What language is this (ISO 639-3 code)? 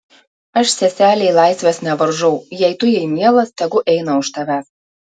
lit